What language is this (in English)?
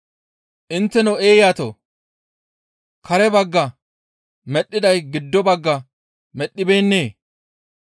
Gamo